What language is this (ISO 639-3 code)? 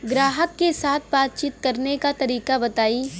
bho